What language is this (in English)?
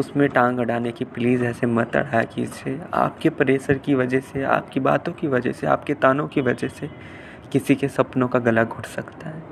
Hindi